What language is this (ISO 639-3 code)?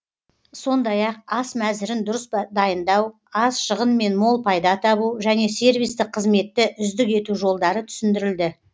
kaz